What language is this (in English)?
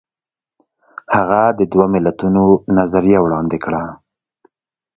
Pashto